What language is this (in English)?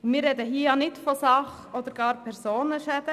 Swiss German